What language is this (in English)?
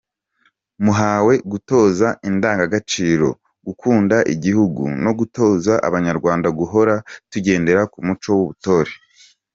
Kinyarwanda